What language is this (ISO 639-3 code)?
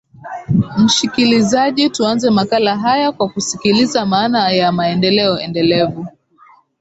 swa